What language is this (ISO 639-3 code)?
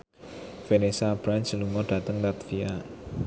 jav